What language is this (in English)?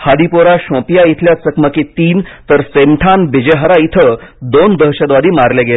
Marathi